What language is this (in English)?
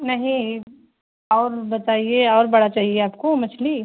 Urdu